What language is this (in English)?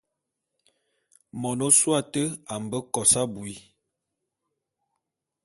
Bulu